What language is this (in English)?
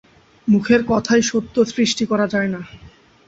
Bangla